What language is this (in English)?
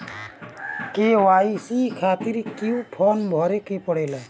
Bhojpuri